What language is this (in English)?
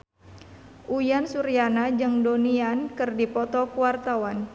Sundanese